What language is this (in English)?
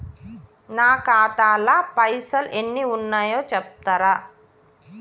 Telugu